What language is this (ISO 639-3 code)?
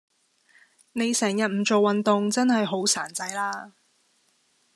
yue